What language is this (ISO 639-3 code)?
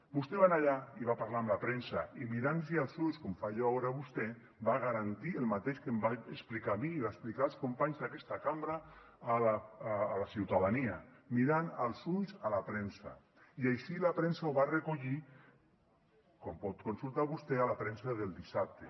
cat